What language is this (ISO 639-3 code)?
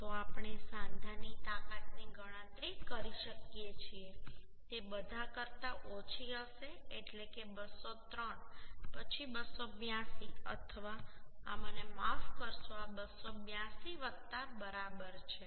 guj